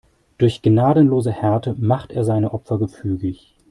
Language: German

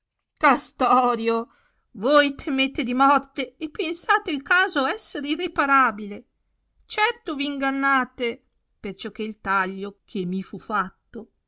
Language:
Italian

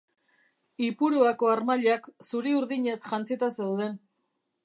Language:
Basque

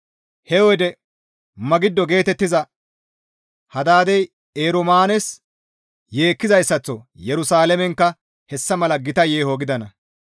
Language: Gamo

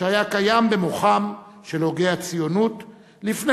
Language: Hebrew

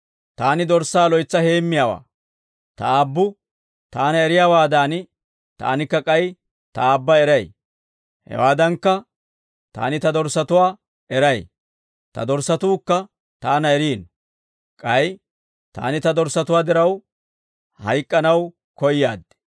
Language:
Dawro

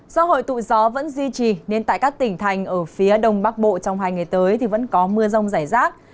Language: Vietnamese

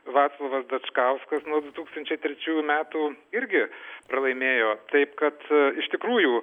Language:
Lithuanian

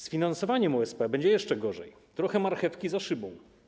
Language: Polish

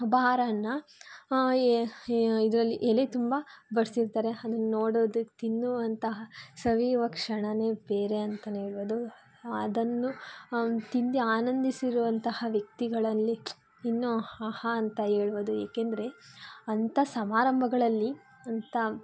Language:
Kannada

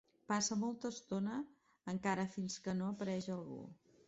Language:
Catalan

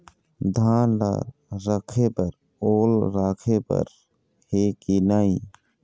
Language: Chhattisgarhi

